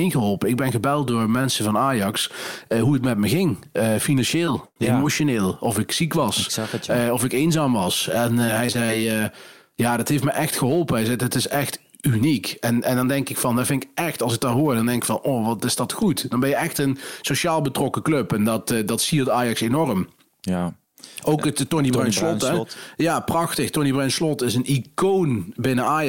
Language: Dutch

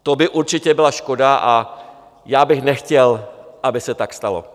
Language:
Czech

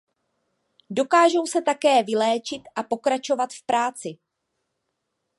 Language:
Czech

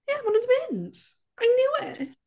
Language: Welsh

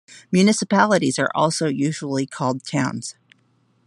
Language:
English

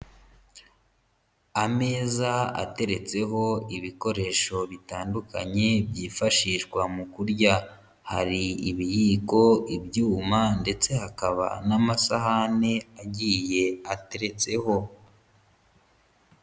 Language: Kinyarwanda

